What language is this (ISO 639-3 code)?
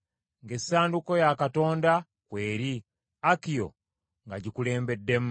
lug